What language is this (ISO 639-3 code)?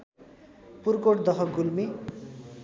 nep